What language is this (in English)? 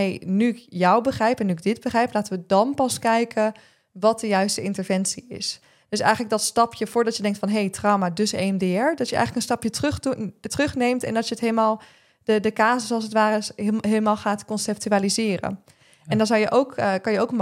Dutch